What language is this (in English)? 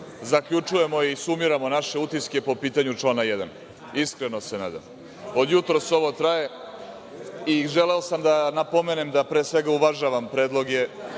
Serbian